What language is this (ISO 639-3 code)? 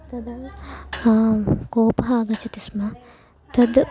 san